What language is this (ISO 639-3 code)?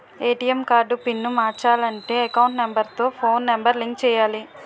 tel